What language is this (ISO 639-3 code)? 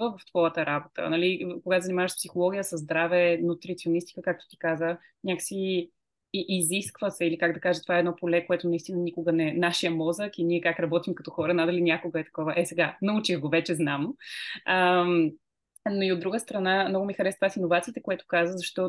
bul